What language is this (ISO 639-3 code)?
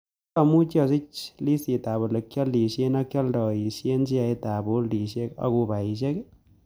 kln